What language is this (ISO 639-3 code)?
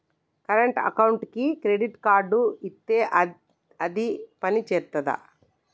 tel